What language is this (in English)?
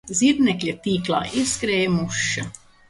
Latvian